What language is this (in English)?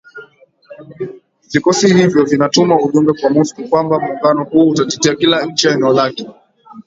Swahili